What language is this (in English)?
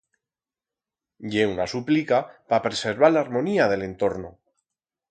Aragonese